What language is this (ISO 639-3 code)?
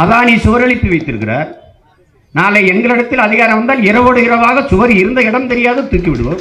tam